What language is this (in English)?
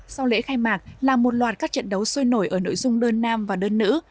Vietnamese